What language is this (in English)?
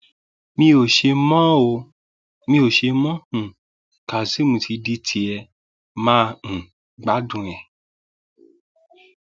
Yoruba